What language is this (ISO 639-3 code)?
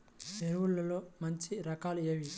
tel